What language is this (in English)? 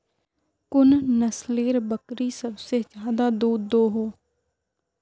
Magahi